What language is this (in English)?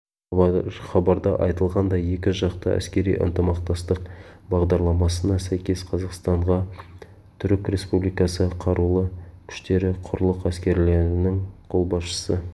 Kazakh